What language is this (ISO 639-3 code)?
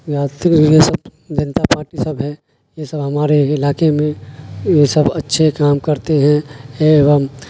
urd